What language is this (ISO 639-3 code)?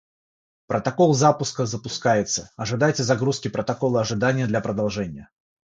rus